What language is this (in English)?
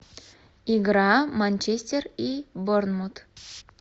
Russian